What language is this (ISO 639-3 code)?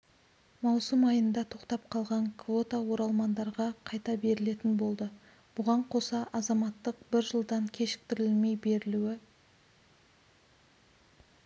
kaz